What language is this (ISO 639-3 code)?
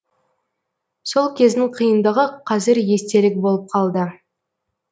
kaz